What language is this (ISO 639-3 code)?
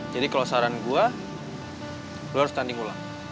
ind